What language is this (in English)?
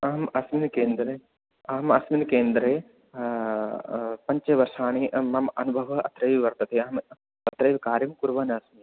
Sanskrit